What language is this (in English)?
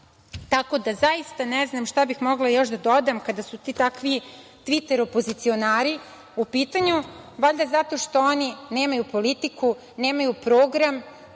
Serbian